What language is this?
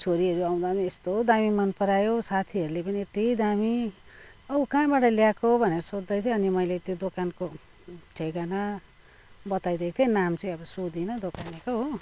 Nepali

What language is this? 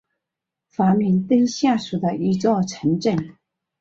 Chinese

